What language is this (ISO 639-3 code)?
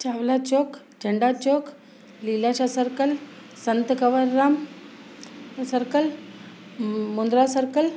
snd